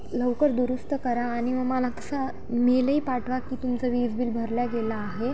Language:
Marathi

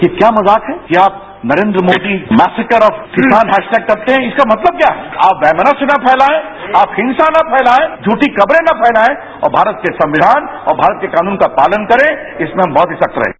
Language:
Hindi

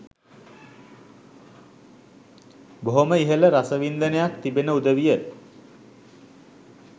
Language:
Sinhala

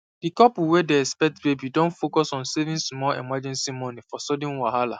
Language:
Nigerian Pidgin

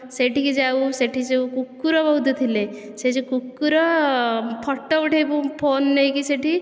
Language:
Odia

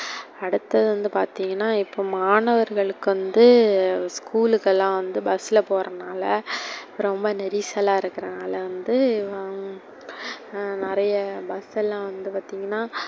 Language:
Tamil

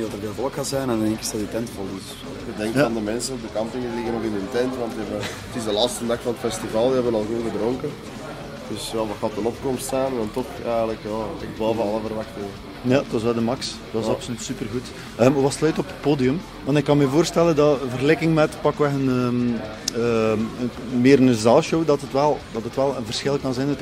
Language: Dutch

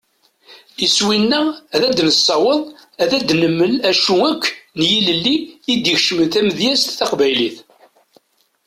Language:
Kabyle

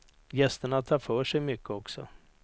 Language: Swedish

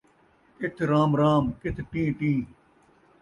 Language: Saraiki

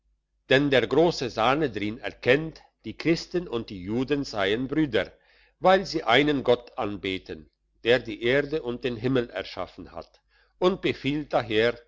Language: German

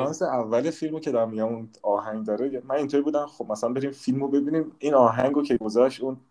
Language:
Persian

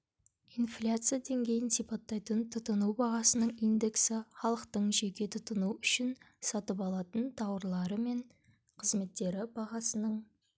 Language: Kazakh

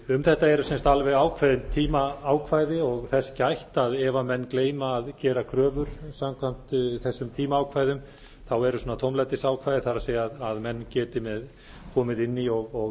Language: Icelandic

